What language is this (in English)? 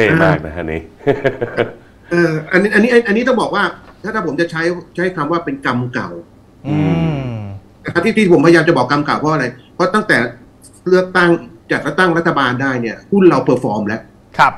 Thai